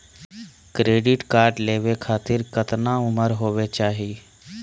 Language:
Magahi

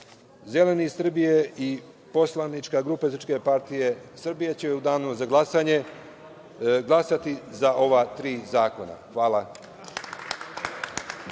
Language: Serbian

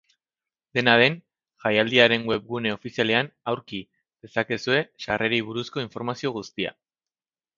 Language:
Basque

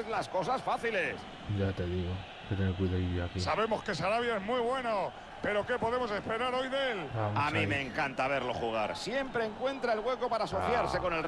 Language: Spanish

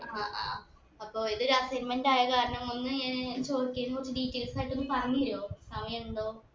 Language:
Malayalam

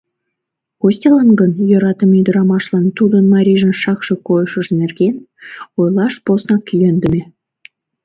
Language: Mari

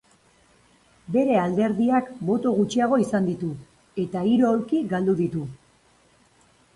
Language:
Basque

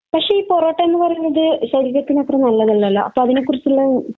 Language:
Malayalam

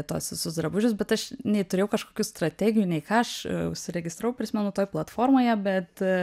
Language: Lithuanian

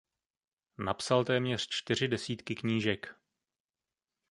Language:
Czech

